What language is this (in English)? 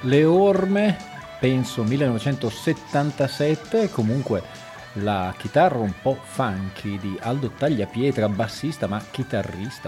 Italian